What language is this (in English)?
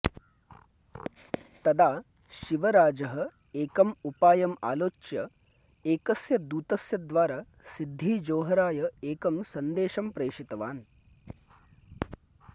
Sanskrit